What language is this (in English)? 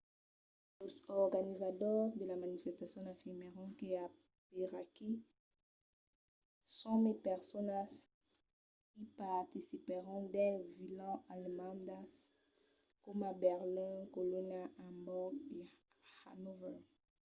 Occitan